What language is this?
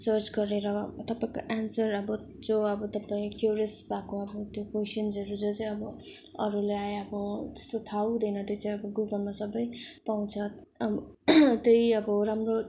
Nepali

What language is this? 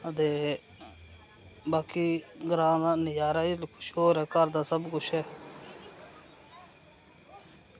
Dogri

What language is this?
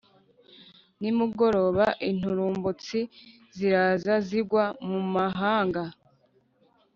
Kinyarwanda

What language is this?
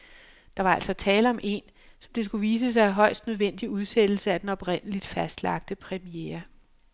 Danish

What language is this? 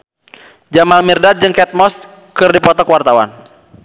Sundanese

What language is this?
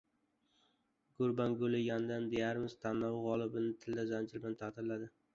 Uzbek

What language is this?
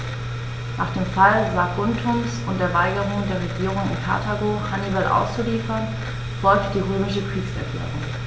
German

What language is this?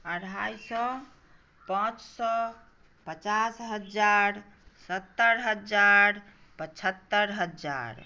Maithili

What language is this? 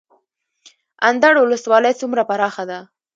Pashto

